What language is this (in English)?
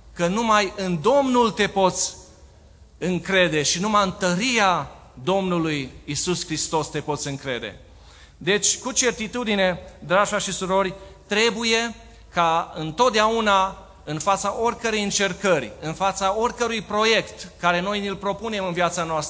Romanian